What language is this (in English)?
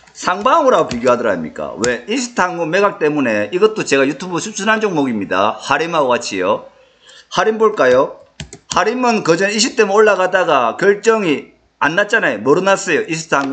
Korean